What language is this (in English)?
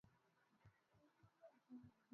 Swahili